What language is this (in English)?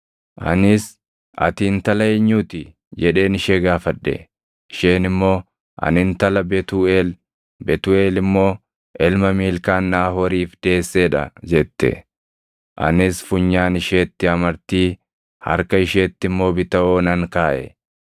Oromo